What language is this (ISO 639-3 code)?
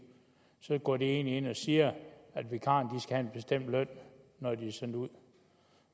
dan